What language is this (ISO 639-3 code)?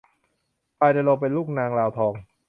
tha